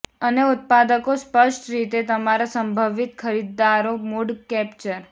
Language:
Gujarati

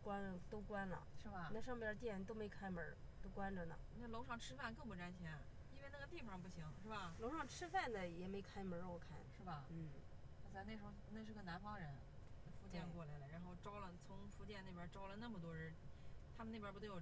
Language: Chinese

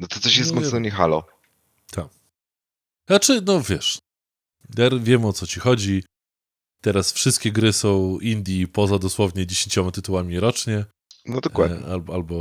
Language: Polish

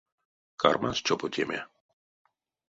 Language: Erzya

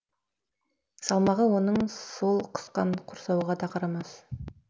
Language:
Kazakh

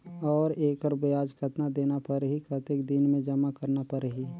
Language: Chhattisgarhi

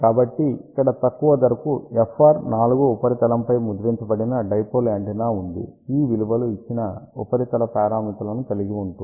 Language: Telugu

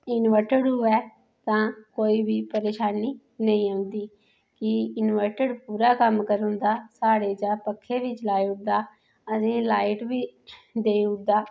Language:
Dogri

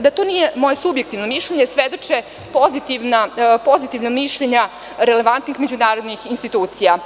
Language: Serbian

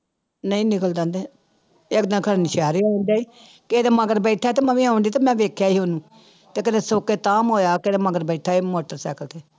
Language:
Punjabi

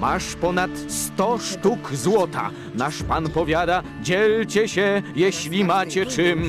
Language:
Polish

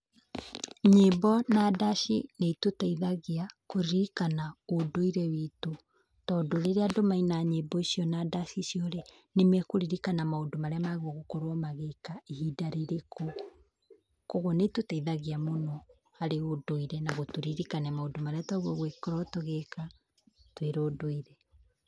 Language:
Kikuyu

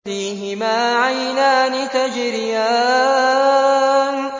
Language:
Arabic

